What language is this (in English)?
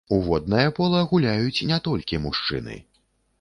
Belarusian